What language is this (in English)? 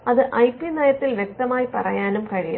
Malayalam